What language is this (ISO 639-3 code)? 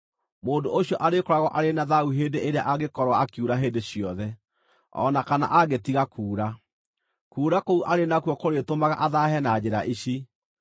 kik